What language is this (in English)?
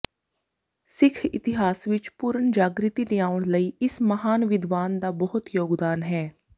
Punjabi